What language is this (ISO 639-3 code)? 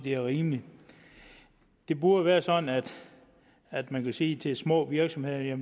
dan